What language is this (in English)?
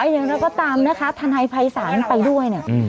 Thai